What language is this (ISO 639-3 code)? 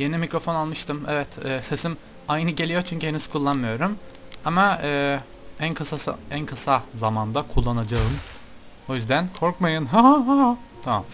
tur